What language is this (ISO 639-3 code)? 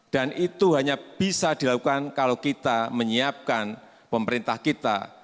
ind